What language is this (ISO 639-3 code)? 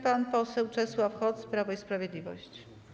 pol